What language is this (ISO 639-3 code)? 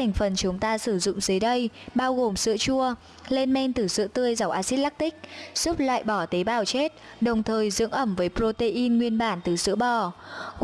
vie